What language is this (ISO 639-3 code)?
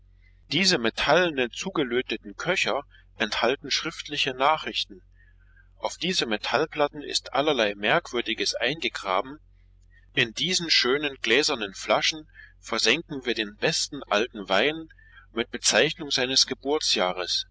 deu